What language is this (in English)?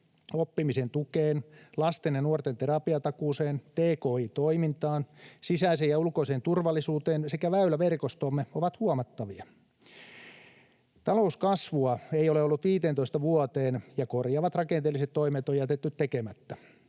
Finnish